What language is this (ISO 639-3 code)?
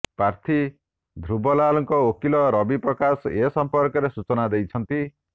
ori